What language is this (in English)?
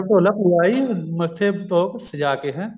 Punjabi